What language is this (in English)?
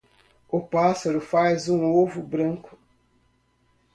Portuguese